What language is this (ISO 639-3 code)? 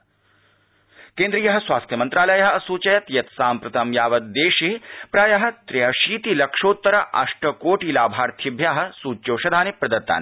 san